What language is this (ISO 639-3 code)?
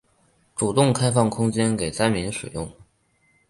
zho